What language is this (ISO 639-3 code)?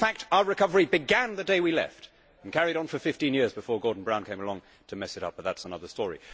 eng